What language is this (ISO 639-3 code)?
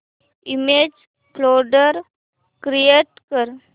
mar